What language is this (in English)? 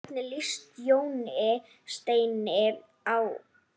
Icelandic